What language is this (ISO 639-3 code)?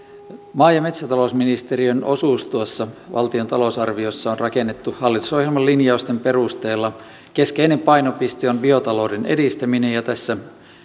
fin